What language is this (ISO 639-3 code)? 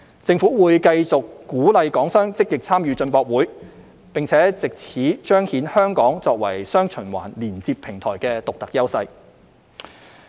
yue